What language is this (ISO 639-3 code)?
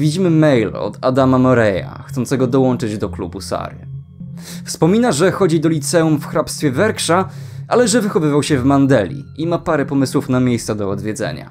pol